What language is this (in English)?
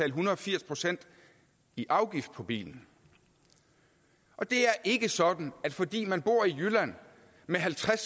Danish